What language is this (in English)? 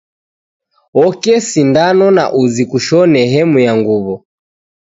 Taita